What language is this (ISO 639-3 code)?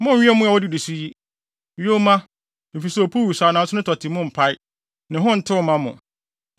aka